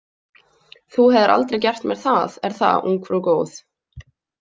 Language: Icelandic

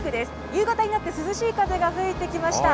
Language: Japanese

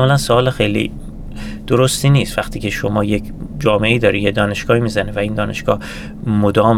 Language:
Persian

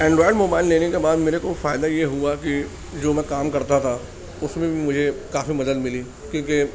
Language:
Urdu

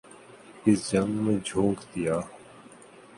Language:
Urdu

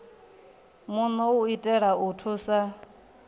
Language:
Venda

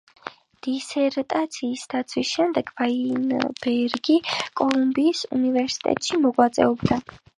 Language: Georgian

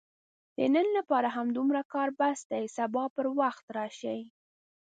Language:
Pashto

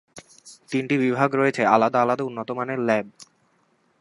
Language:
Bangla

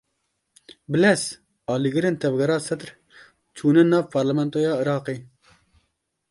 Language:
Kurdish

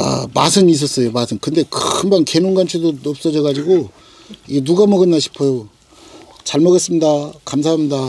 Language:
Korean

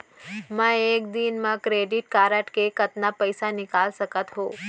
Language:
Chhattisgarhi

